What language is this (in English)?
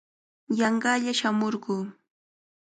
Cajatambo North Lima Quechua